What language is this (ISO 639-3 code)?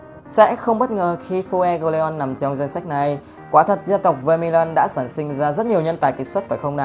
vie